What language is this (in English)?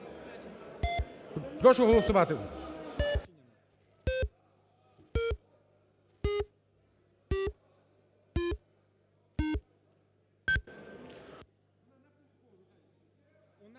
Ukrainian